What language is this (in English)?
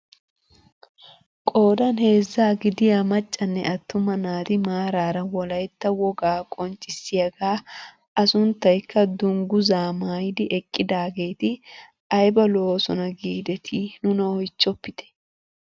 Wolaytta